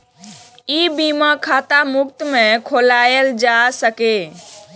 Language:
Maithili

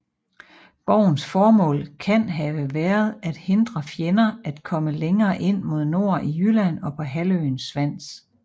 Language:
Danish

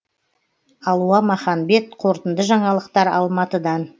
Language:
Kazakh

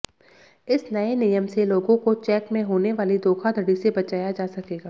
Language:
Hindi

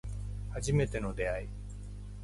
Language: Japanese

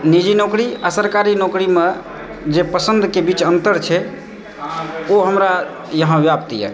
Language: Maithili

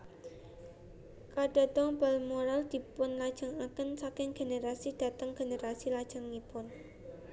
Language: Javanese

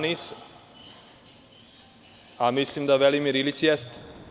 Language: Serbian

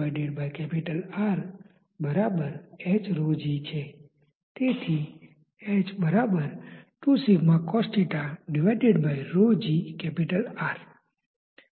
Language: Gujarati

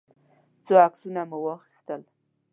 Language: Pashto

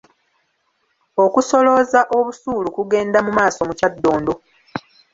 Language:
Ganda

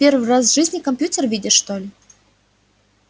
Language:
Russian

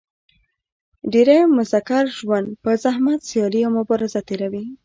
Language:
Pashto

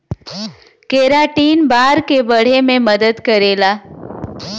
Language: Bhojpuri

